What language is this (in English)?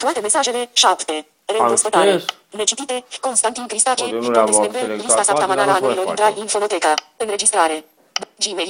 Romanian